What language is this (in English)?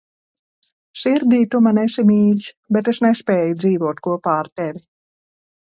Latvian